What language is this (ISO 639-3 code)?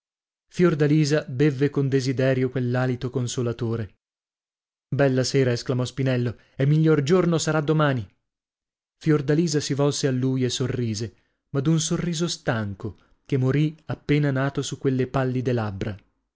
ita